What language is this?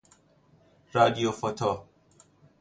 Persian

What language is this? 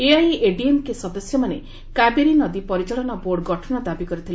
Odia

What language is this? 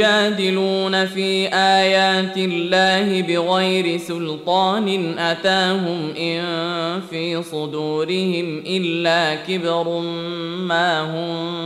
Arabic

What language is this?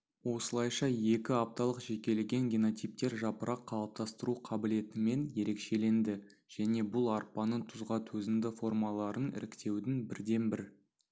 Kazakh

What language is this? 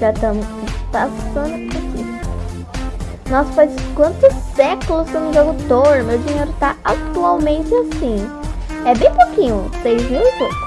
Portuguese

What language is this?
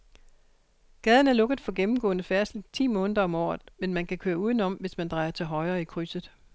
Danish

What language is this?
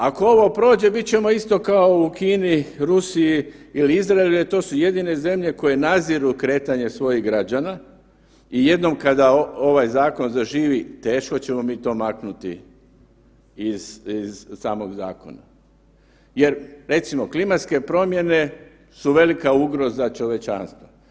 Croatian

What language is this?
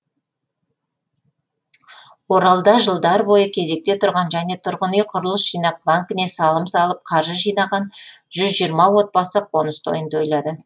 Kazakh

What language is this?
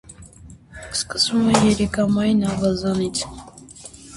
Armenian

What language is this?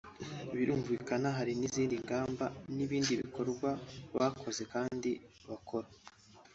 Kinyarwanda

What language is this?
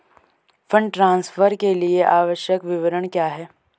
Hindi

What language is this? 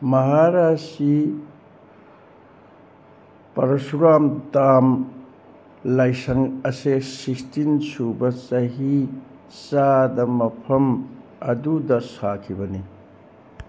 Manipuri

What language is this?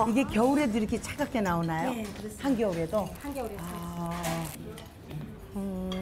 Korean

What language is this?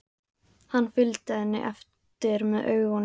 Icelandic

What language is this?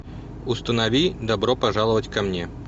Russian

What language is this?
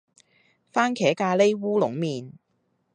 Cantonese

